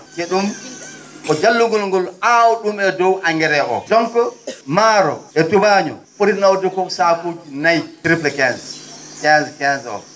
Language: Fula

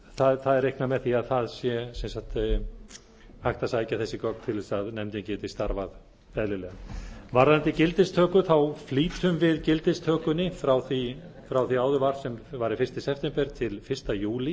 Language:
Icelandic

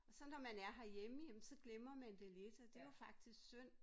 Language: Danish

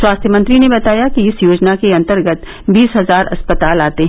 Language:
Hindi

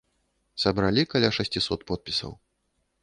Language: Belarusian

